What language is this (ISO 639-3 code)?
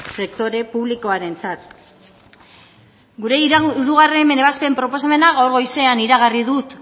eus